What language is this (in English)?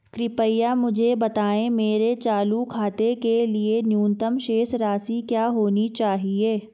Hindi